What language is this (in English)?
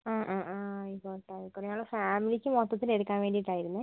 Malayalam